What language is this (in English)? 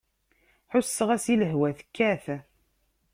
Kabyle